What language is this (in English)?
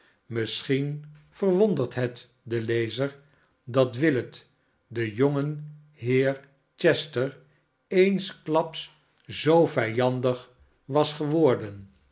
Dutch